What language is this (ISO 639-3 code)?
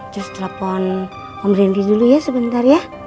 ind